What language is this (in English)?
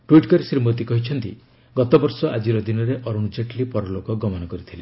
Odia